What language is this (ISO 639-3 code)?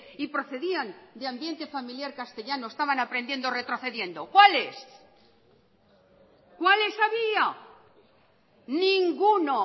spa